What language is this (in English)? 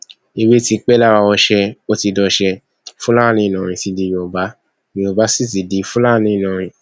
Yoruba